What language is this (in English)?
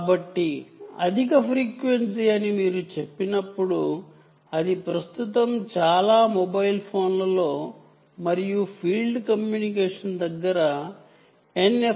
Telugu